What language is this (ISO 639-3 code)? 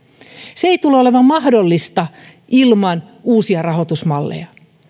fin